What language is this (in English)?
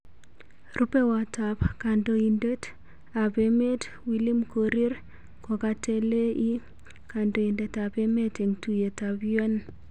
Kalenjin